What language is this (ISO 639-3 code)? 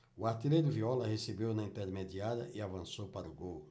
por